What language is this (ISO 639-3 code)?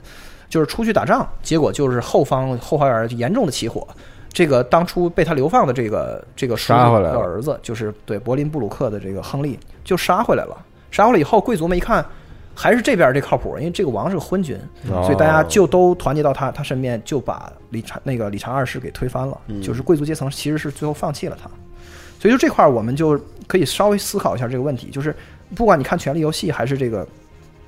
zho